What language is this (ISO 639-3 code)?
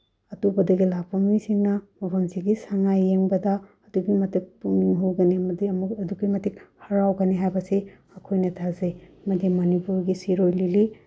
mni